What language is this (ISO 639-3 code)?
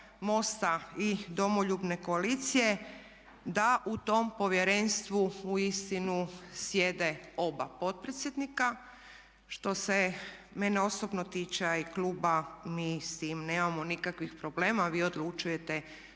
hrv